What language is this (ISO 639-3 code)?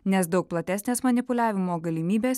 lit